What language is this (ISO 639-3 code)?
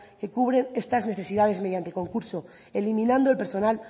spa